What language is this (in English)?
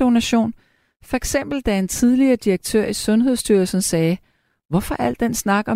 Danish